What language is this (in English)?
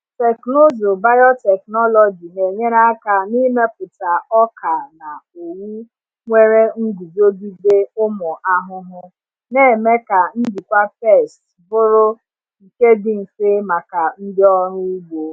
Igbo